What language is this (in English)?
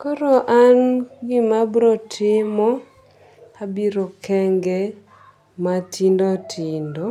Luo (Kenya and Tanzania)